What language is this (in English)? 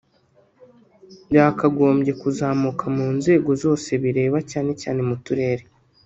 Kinyarwanda